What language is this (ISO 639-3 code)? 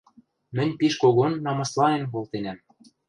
mrj